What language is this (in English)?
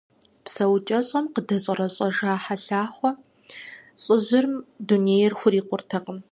Kabardian